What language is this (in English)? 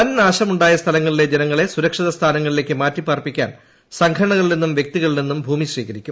Malayalam